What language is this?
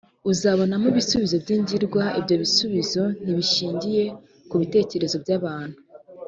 Kinyarwanda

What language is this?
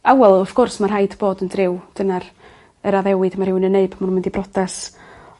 Welsh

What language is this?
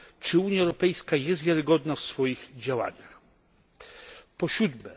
Polish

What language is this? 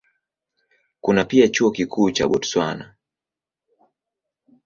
Swahili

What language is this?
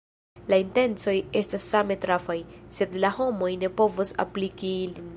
Esperanto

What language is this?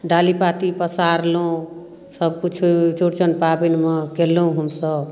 Maithili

